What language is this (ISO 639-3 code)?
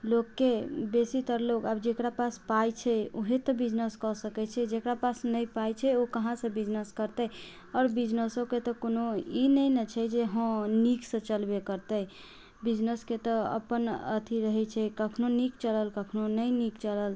mai